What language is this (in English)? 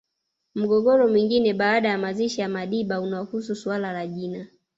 Swahili